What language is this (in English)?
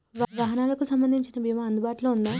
Telugu